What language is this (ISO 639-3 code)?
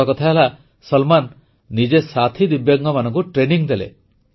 ori